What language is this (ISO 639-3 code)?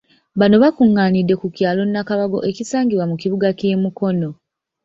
lug